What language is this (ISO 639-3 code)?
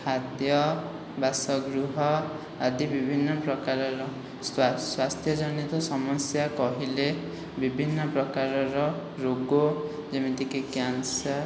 ori